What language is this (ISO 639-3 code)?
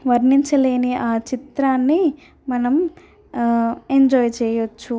tel